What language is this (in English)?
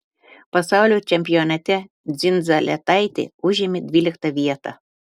Lithuanian